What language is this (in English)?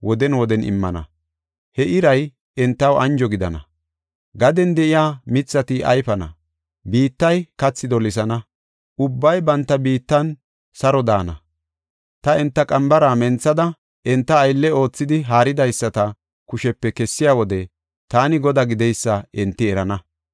Gofa